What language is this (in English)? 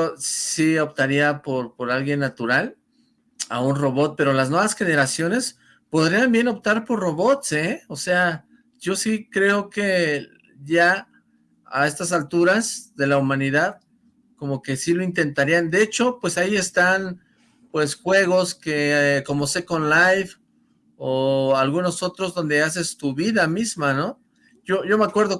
Spanish